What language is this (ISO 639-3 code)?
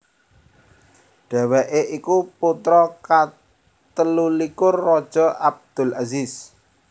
jav